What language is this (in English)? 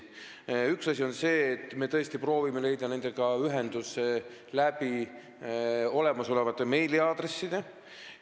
Estonian